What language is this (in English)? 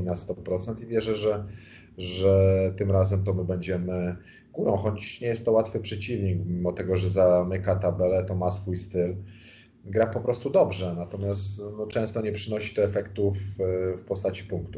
Polish